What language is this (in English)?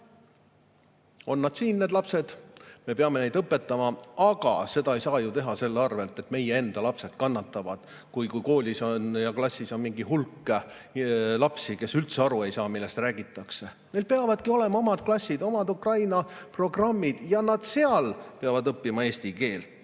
Estonian